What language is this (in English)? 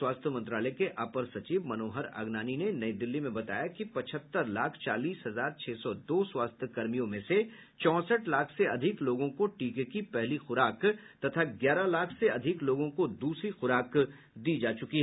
Hindi